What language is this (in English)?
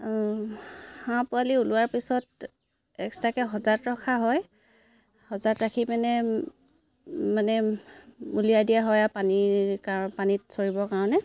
Assamese